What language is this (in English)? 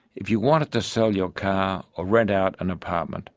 English